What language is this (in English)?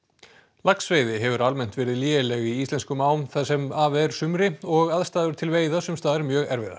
Icelandic